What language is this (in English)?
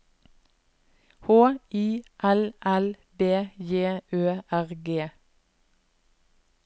Norwegian